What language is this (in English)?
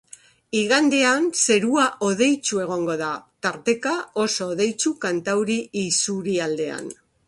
Basque